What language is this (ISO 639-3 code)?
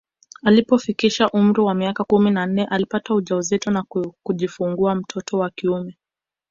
swa